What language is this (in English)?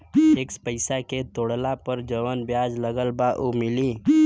Bhojpuri